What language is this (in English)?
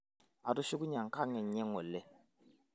Masai